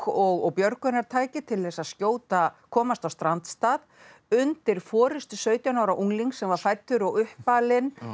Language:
Icelandic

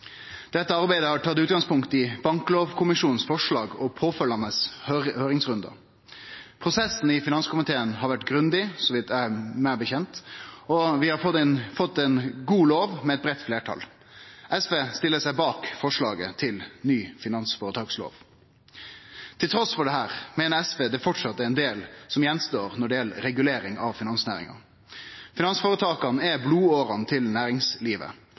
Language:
Norwegian Nynorsk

